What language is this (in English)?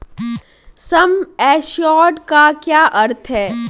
Hindi